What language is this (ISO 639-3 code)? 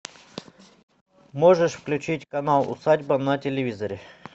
rus